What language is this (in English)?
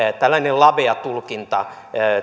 Finnish